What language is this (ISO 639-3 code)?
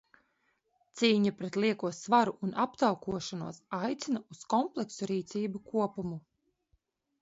lav